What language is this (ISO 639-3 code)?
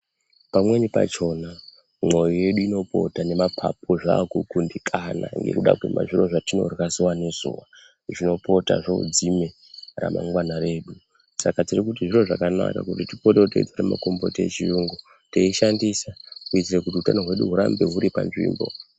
ndc